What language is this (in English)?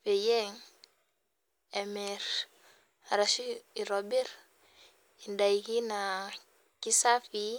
Masai